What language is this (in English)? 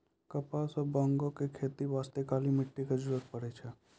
Maithili